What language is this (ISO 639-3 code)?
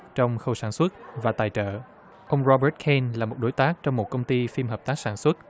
vie